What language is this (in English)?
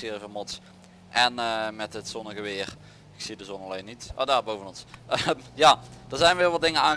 Dutch